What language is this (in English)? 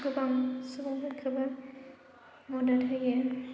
Bodo